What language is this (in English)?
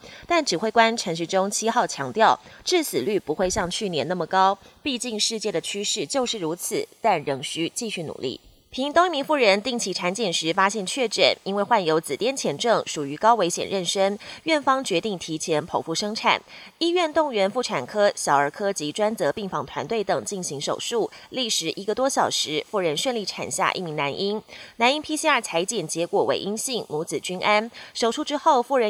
Chinese